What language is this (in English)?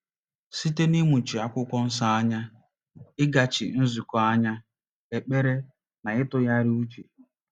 Igbo